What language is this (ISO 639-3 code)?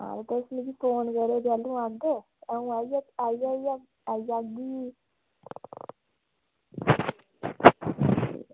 doi